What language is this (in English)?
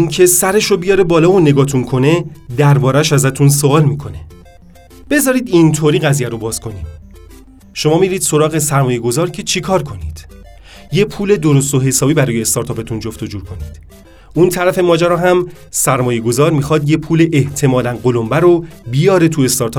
Persian